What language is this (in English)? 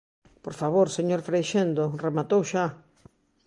Galician